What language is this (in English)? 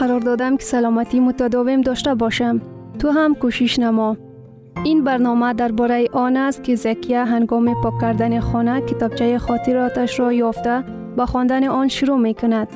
Persian